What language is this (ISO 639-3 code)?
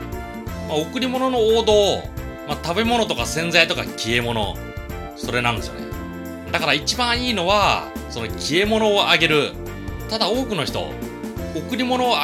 jpn